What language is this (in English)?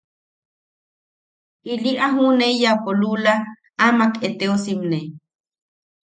Yaqui